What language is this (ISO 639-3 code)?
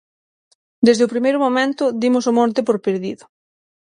glg